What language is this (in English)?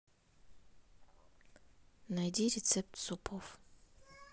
Russian